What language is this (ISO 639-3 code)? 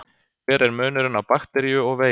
isl